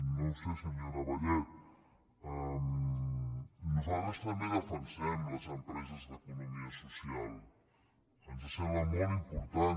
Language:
Catalan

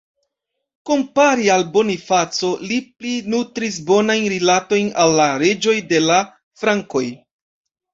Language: Esperanto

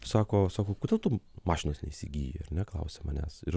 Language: Lithuanian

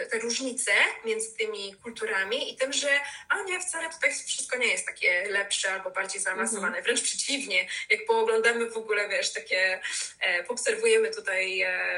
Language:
Polish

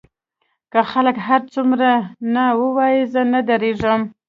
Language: Pashto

